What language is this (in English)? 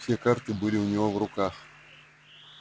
Russian